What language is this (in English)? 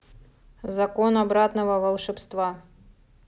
Russian